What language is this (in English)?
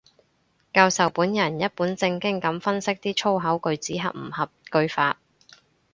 Cantonese